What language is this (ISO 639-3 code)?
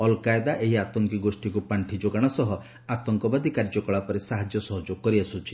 ori